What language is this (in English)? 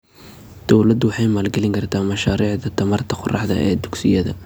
Somali